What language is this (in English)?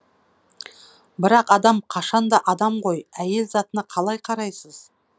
Kazakh